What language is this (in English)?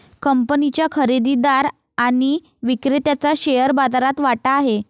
Marathi